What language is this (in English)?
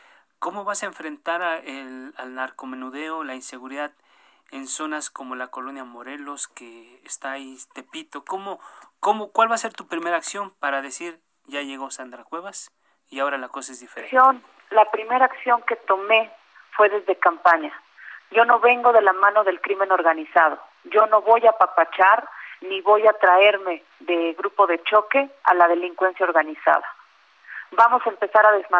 Spanish